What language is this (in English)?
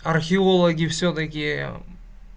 Russian